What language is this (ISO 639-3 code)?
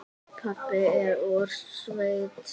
isl